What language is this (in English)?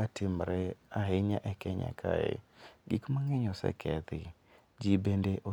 Luo (Kenya and Tanzania)